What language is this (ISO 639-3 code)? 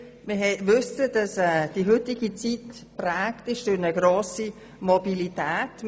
gsw